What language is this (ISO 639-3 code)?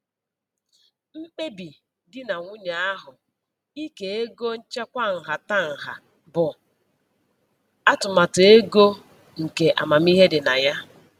ibo